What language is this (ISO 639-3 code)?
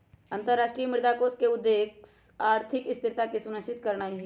mag